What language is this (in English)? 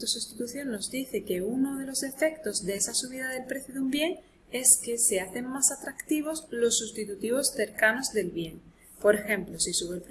Spanish